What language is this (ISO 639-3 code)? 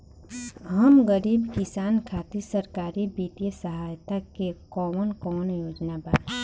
bho